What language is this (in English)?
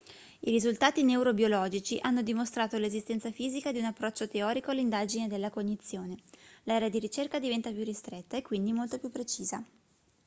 Italian